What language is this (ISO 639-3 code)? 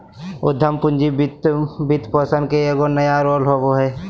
mag